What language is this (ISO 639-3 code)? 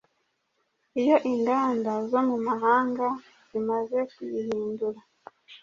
kin